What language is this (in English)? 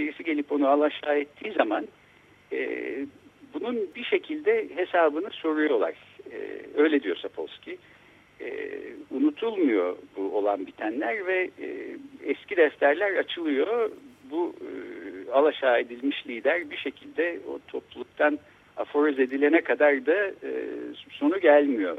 Turkish